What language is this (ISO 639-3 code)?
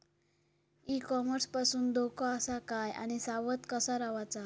mar